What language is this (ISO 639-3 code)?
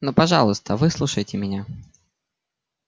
rus